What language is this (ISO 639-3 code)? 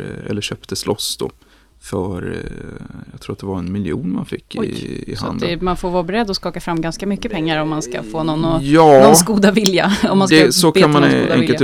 swe